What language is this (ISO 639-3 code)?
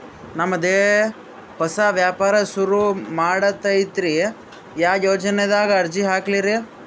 kan